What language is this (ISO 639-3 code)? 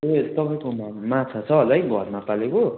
nep